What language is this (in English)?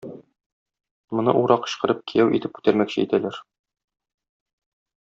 Tatar